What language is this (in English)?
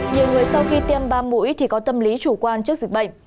Vietnamese